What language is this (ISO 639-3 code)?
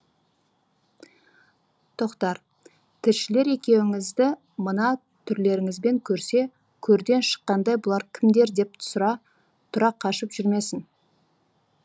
kaz